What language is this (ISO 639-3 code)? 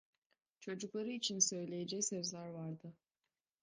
tur